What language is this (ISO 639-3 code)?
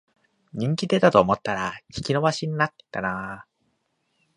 jpn